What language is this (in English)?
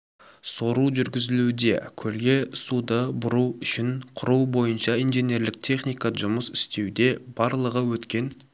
Kazakh